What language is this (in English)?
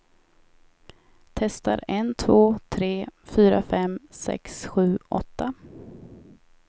Swedish